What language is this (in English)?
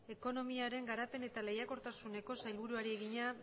Basque